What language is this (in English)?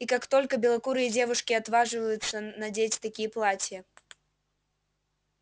Russian